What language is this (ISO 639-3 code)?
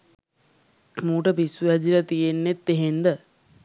sin